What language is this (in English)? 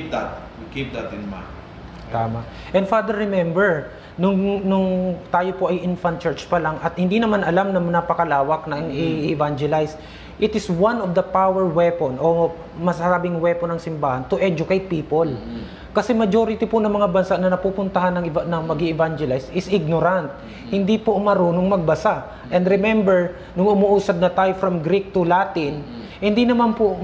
Filipino